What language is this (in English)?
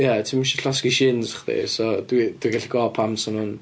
Welsh